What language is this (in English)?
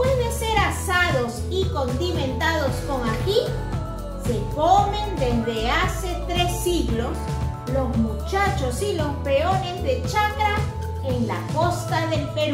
Spanish